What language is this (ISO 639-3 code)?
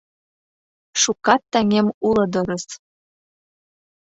chm